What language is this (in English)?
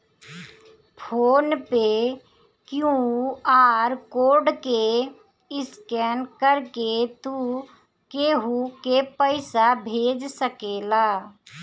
Bhojpuri